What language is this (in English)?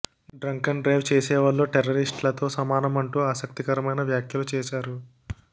Telugu